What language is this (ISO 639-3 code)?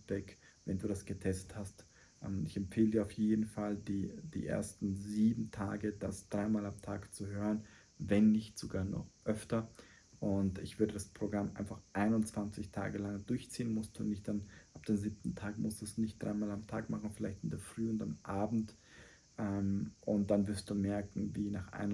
deu